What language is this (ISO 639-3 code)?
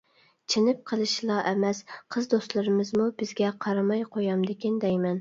uig